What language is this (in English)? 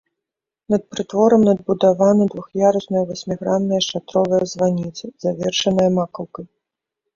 Belarusian